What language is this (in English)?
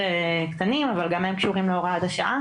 Hebrew